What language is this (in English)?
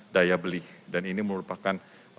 Indonesian